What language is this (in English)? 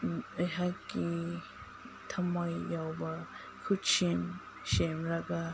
Manipuri